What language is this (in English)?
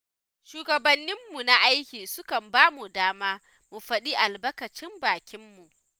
Hausa